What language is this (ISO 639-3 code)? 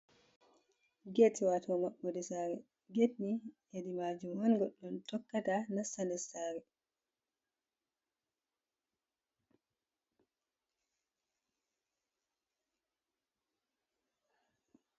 ful